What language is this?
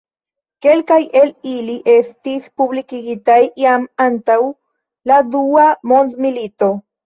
Esperanto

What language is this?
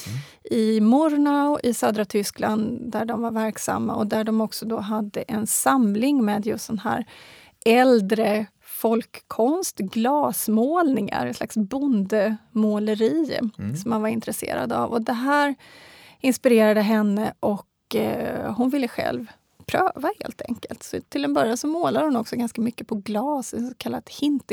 Swedish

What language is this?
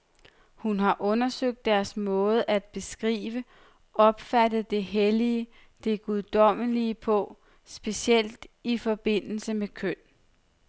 Danish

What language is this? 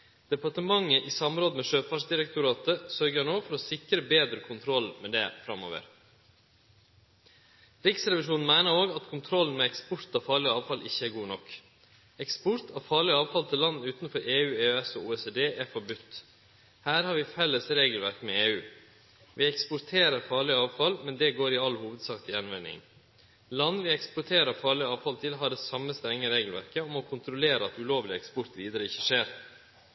Norwegian Nynorsk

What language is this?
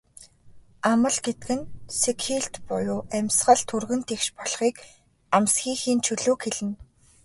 Mongolian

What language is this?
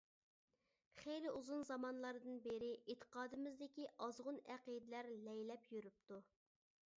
Uyghur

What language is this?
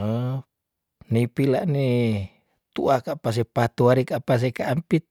Tondano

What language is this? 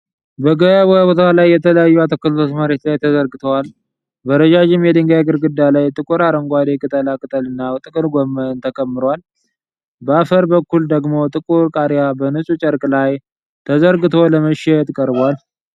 Amharic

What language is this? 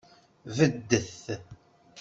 Kabyle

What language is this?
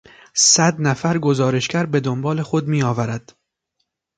Persian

